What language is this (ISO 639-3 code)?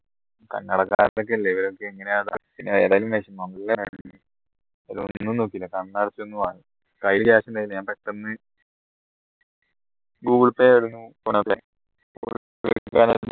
mal